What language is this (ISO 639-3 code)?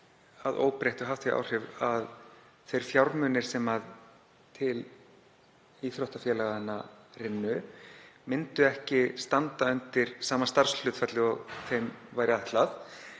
isl